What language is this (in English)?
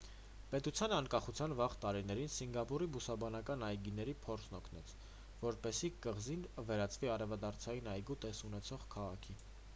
Armenian